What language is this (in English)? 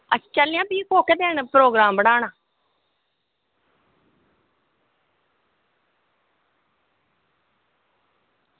Dogri